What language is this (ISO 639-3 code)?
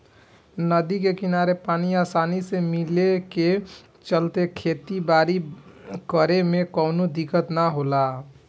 bho